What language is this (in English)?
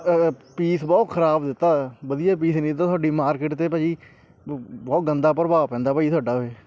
Punjabi